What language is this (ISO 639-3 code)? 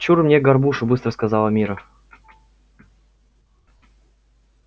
rus